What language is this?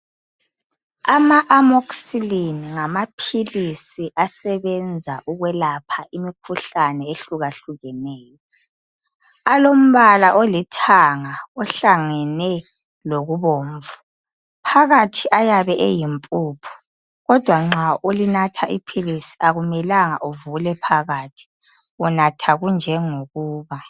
North Ndebele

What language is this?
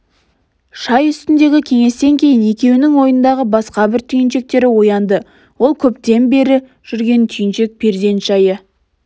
Kazakh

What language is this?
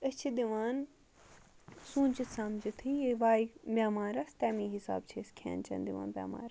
Kashmiri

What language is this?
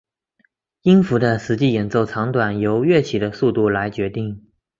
Chinese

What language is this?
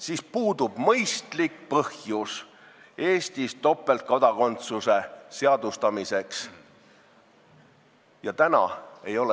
Estonian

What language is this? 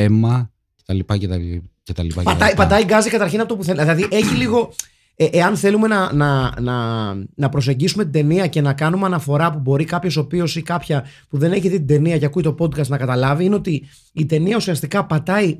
Greek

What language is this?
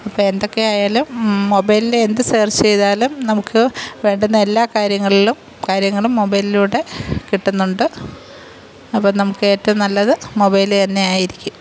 Malayalam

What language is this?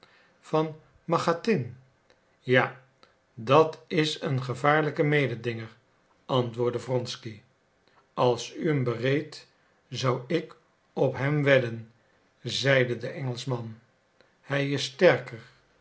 Dutch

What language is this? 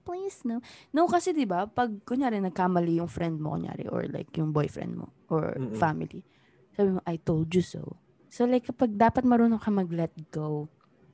Filipino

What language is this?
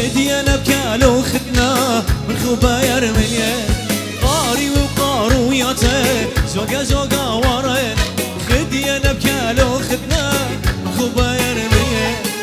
Arabic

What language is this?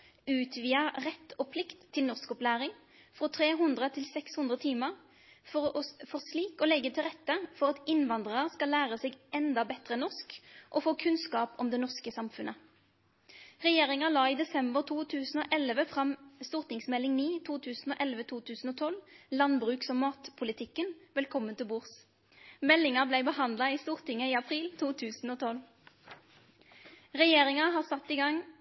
Norwegian Nynorsk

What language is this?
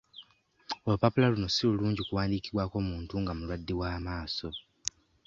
Ganda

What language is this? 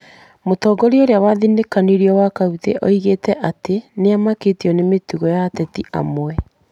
Kikuyu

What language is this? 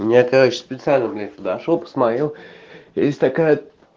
Russian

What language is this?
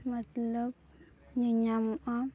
Santali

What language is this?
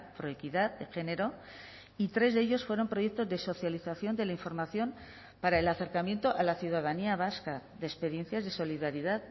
Spanish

